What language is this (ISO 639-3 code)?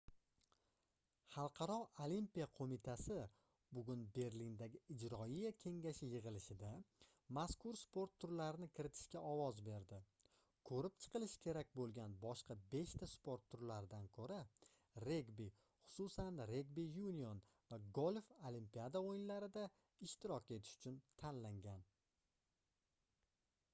uzb